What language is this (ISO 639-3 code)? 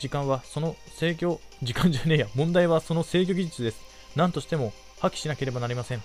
jpn